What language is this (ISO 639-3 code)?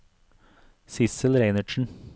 nor